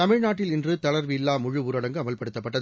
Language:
Tamil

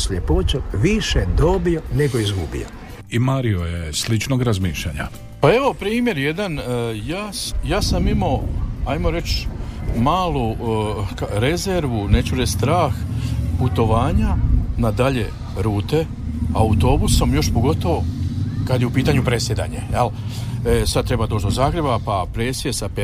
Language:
Croatian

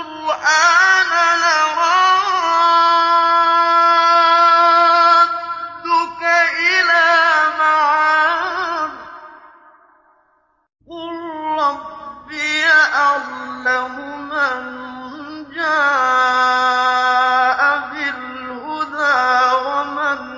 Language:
Arabic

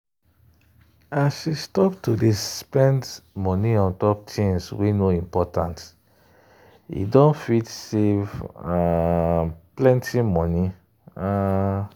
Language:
Nigerian Pidgin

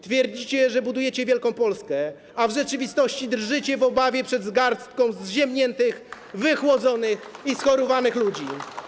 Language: Polish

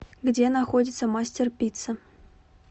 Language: Russian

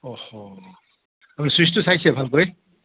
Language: Assamese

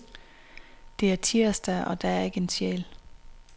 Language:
Danish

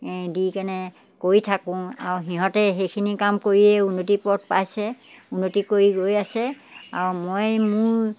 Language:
Assamese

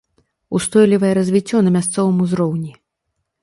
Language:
Belarusian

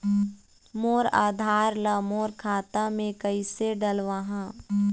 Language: Chhattisgarhi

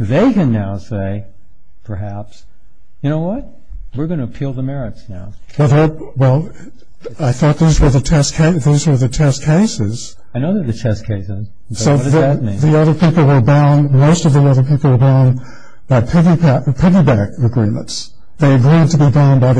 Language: English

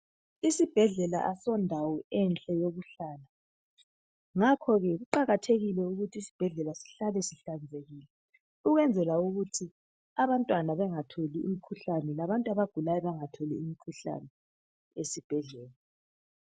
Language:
North Ndebele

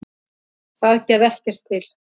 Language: Icelandic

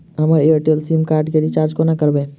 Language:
Maithili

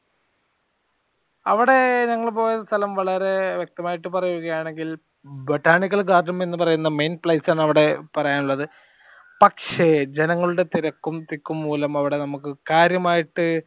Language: Malayalam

